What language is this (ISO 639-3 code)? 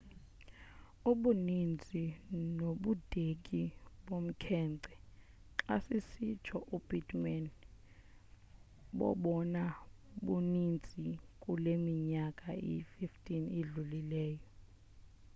xho